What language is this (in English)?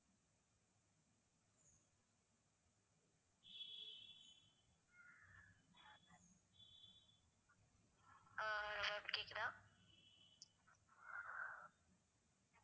Tamil